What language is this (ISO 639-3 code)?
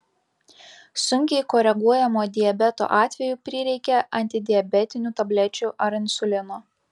lit